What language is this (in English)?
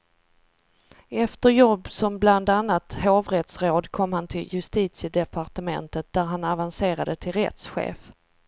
Swedish